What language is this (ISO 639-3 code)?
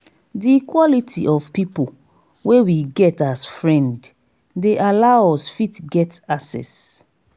pcm